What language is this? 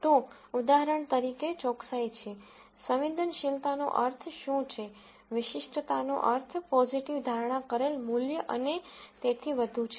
Gujarati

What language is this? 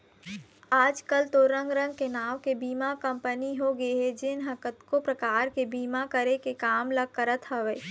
Chhattisgarhi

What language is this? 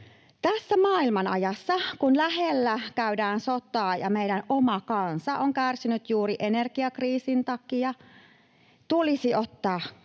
Finnish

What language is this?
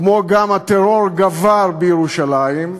Hebrew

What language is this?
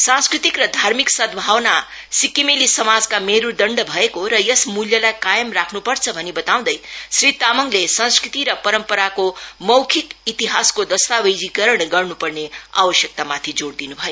Nepali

